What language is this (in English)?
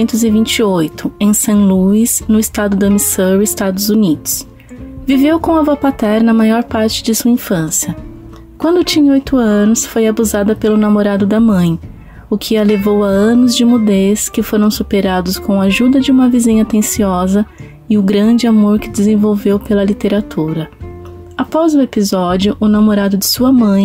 Portuguese